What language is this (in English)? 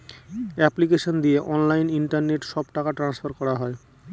Bangla